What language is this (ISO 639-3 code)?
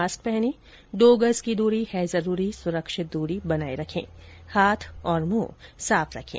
hin